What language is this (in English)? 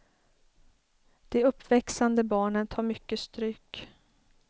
Swedish